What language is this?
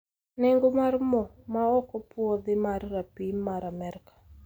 Luo (Kenya and Tanzania)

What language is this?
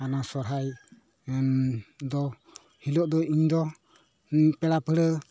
Santali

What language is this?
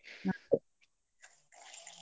Kannada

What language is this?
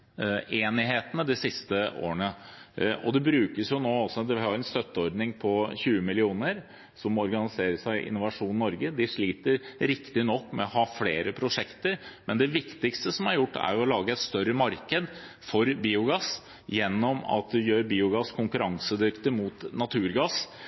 Norwegian Bokmål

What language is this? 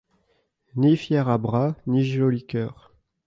French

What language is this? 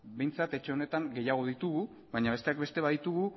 Basque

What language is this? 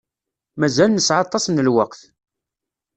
Kabyle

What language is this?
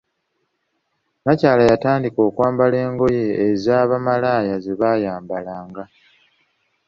Ganda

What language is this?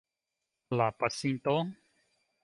Esperanto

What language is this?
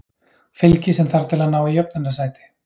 Icelandic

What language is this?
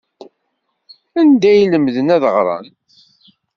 Kabyle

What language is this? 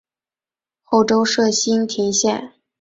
Chinese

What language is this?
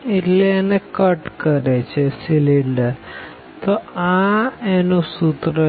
Gujarati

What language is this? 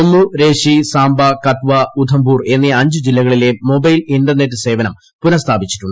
Malayalam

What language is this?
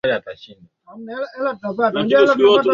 Swahili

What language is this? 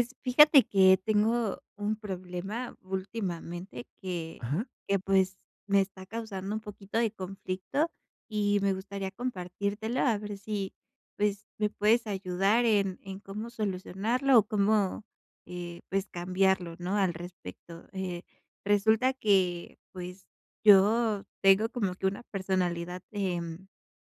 Spanish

